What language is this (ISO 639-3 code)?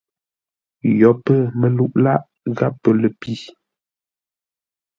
nla